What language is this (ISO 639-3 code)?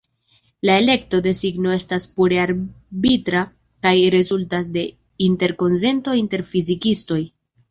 epo